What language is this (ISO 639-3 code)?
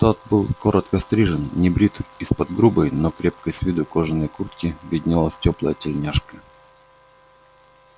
rus